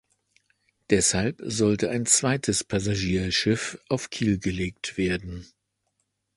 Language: German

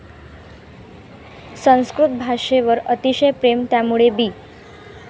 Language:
Marathi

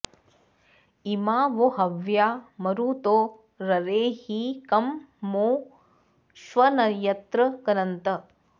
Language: Sanskrit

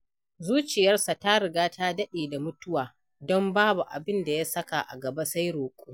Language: Hausa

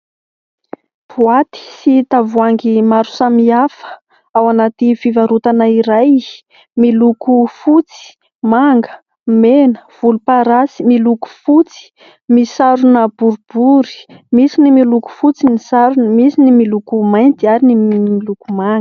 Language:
Malagasy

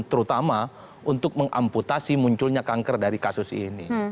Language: Indonesian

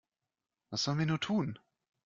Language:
German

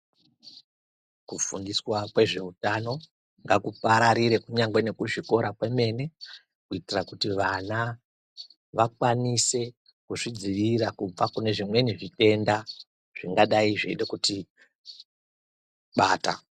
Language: Ndau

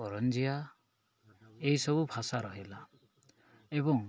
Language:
Odia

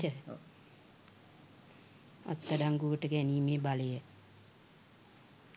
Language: Sinhala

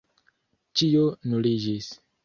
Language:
Esperanto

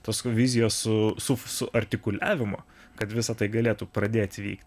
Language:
Lithuanian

